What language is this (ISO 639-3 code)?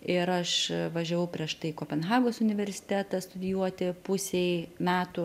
lit